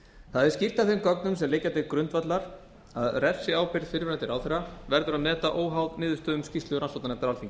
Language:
Icelandic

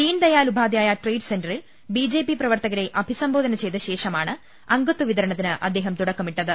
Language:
Malayalam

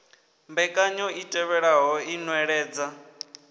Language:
Venda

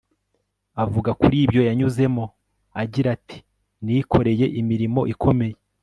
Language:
Kinyarwanda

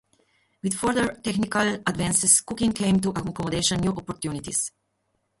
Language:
English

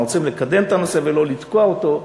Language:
Hebrew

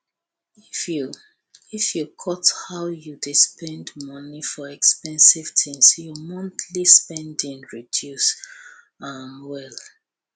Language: Nigerian Pidgin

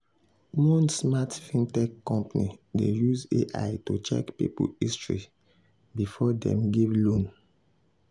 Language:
Nigerian Pidgin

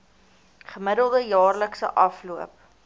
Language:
Afrikaans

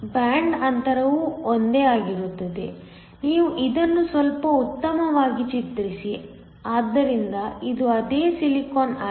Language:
Kannada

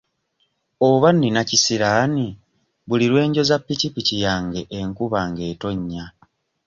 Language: Ganda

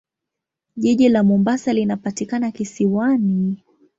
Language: Swahili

